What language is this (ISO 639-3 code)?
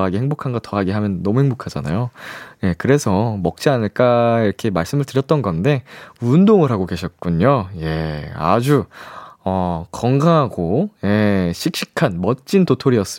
kor